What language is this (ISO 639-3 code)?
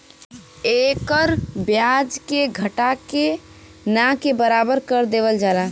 bho